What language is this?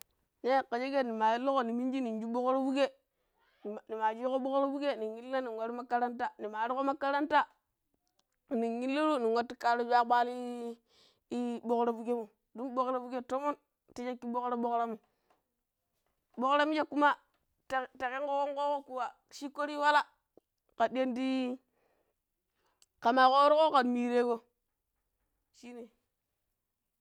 Pero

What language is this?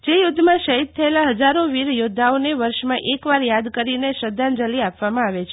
Gujarati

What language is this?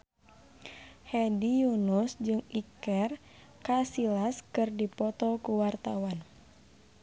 Sundanese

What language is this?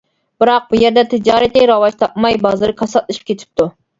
Uyghur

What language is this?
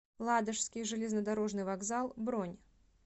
Russian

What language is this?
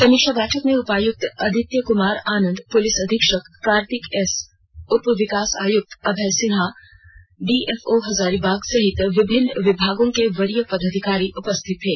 Hindi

